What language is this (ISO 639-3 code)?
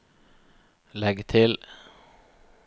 nor